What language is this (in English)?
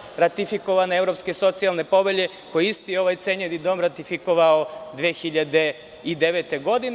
Serbian